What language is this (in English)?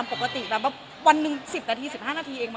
Thai